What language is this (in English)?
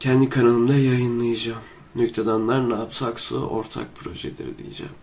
Turkish